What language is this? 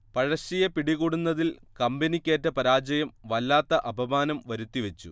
Malayalam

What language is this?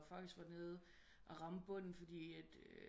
Danish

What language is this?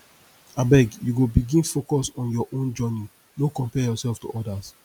Nigerian Pidgin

